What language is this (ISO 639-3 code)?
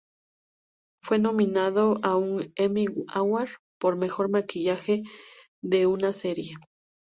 spa